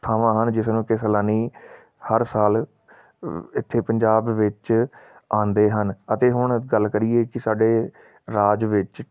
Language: Punjabi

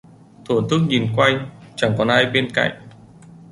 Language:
Vietnamese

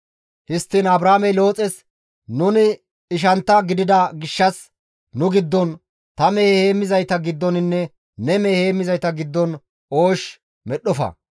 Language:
Gamo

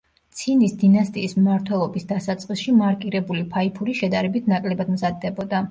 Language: Georgian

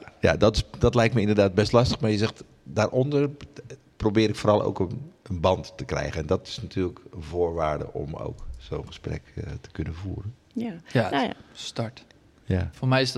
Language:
Dutch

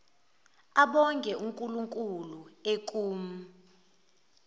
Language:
Zulu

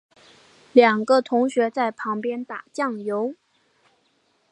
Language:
Chinese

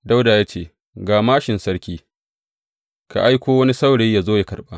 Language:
Hausa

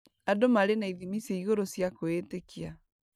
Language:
Kikuyu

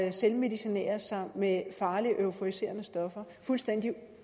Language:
Danish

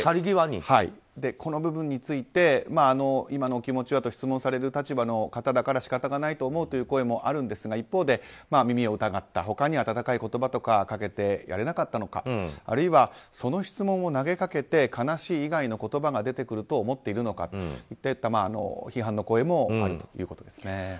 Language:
Japanese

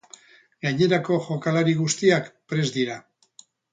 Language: Basque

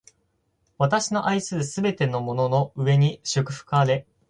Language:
Japanese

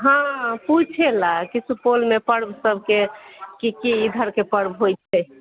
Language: Maithili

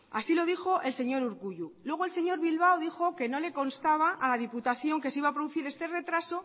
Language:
Spanish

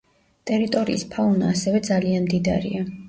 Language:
Georgian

